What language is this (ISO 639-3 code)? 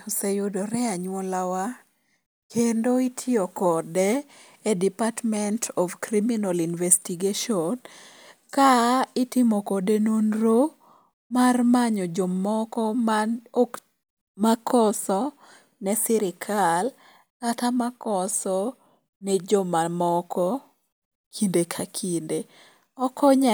luo